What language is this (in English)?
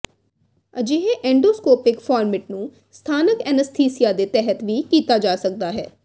Punjabi